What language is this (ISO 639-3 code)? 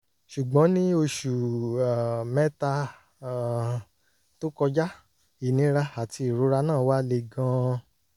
yor